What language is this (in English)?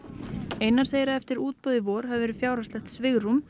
Icelandic